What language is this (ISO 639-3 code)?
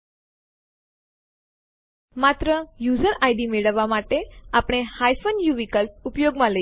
guj